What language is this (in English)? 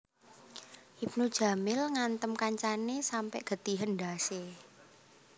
Javanese